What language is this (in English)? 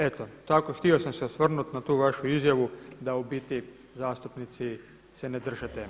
Croatian